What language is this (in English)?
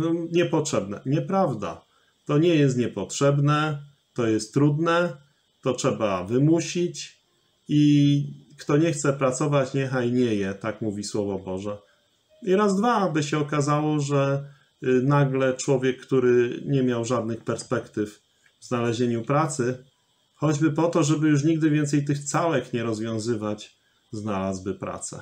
Polish